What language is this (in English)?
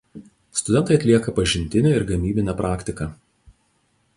Lithuanian